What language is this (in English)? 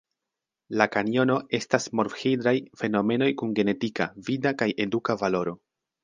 Esperanto